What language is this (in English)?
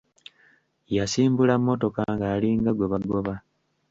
Ganda